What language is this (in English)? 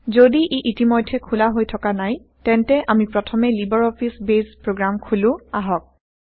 Assamese